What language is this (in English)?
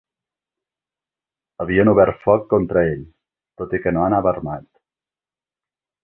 Catalan